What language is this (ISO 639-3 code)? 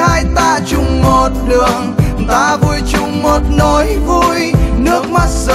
vie